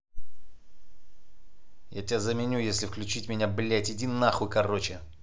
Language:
Russian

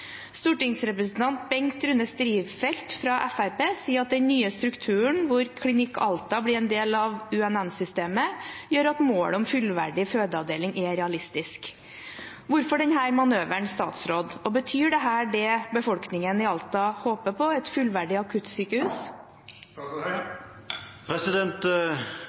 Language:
Norwegian Bokmål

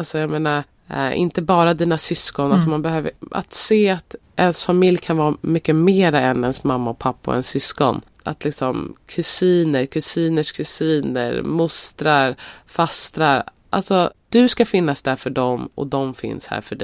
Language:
Swedish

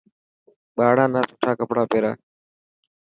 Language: Dhatki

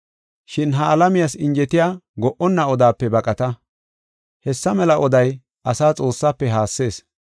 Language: Gofa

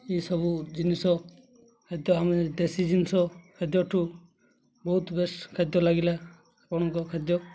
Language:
Odia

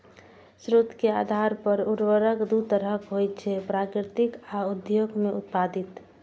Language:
Maithili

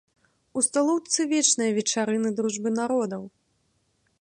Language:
Belarusian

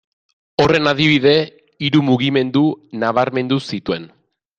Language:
Basque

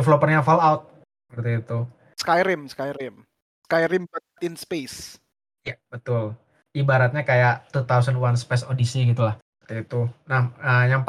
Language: Indonesian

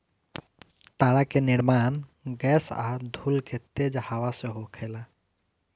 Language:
Bhojpuri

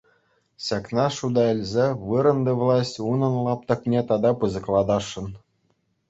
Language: Chuvash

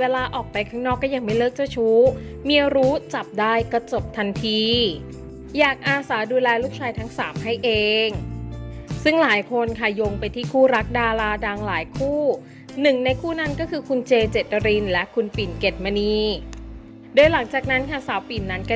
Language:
Thai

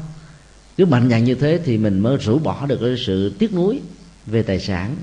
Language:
Vietnamese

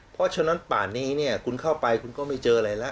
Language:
Thai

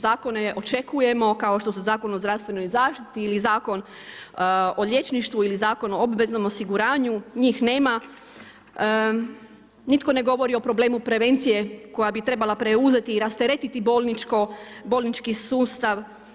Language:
Croatian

